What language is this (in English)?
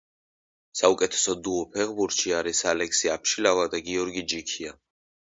Georgian